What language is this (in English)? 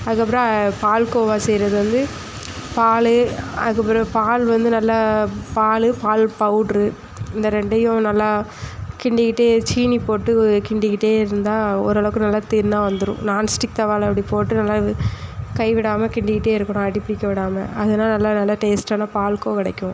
Tamil